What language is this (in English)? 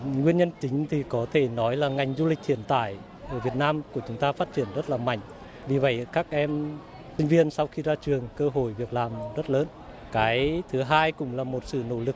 Vietnamese